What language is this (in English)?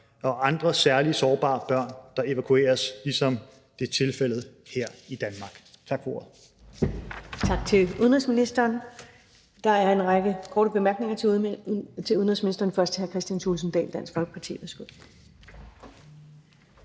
Danish